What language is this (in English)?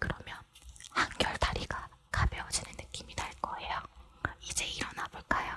Korean